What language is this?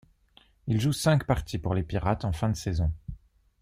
French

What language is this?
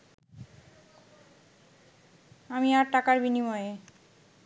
Bangla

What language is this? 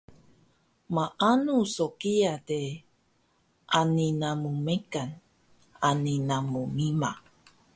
Taroko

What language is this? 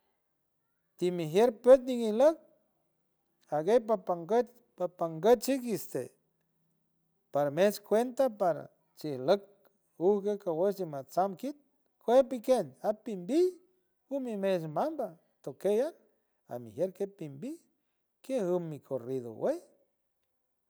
San Francisco Del Mar Huave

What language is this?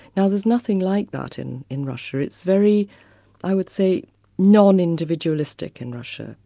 English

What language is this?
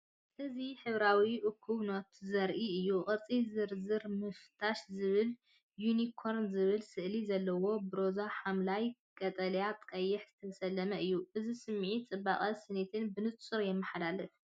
Tigrinya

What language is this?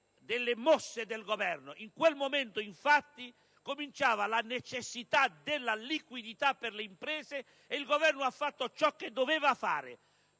Italian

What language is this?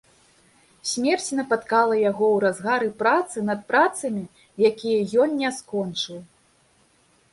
Belarusian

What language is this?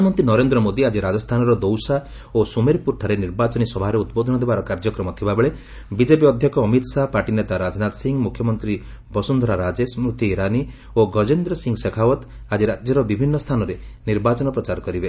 Odia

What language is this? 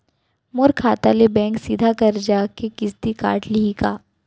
Chhattisgarhi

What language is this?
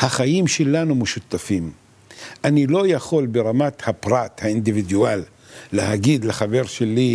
Hebrew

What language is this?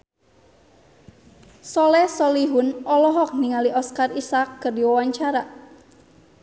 Sundanese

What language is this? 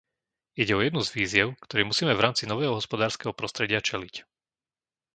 Slovak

